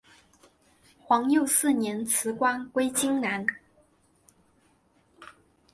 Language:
Chinese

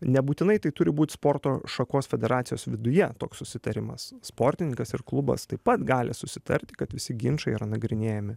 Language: Lithuanian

